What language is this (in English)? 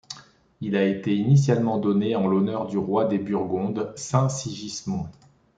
French